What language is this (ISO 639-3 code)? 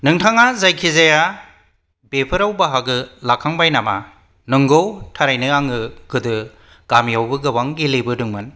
brx